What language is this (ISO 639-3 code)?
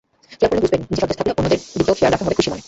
ben